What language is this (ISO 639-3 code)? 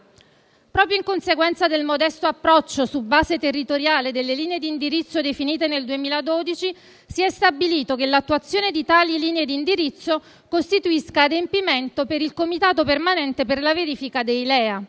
ita